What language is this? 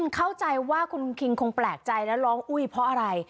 Thai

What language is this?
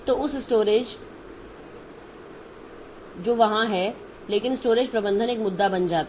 Hindi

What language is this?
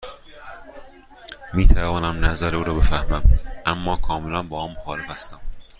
Persian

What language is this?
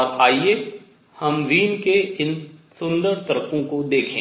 Hindi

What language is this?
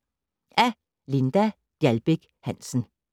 Danish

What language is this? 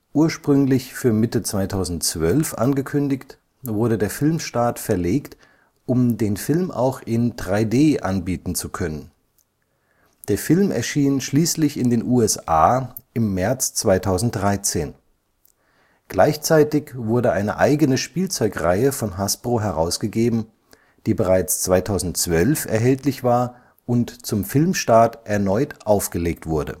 German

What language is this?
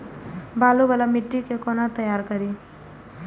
Maithili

